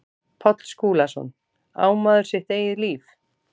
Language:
Icelandic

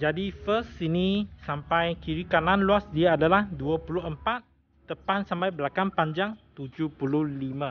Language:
Malay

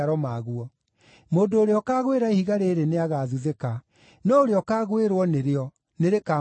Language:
Kikuyu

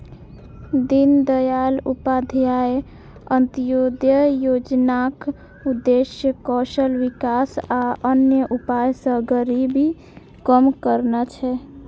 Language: Maithili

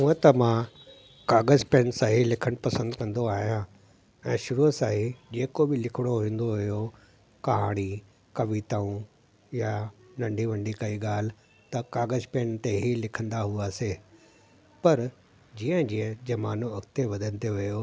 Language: Sindhi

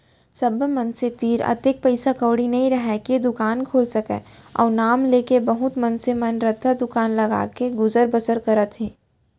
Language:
Chhattisgarhi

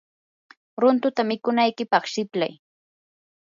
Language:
Yanahuanca Pasco Quechua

